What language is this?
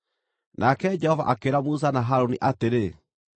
Kikuyu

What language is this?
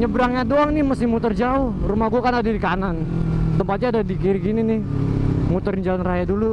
Indonesian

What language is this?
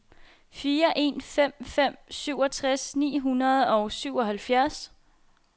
Danish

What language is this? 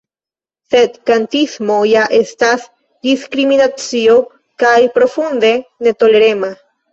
Esperanto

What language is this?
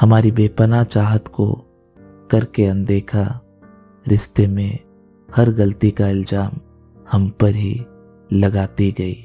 Hindi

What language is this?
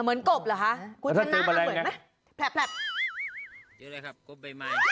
Thai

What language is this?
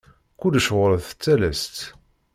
Kabyle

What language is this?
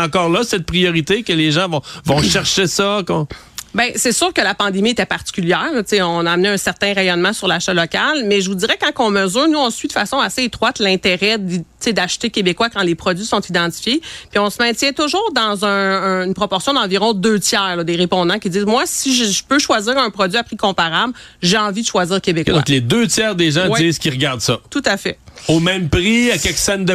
French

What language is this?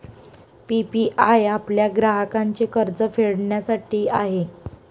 Marathi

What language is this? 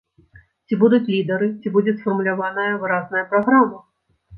Belarusian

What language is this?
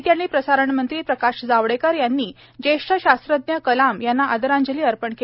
Marathi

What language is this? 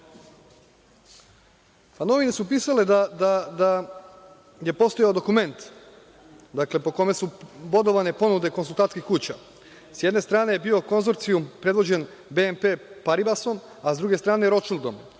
Serbian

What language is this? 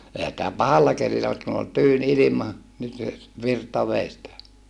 Finnish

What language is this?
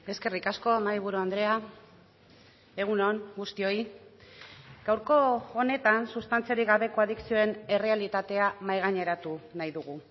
Basque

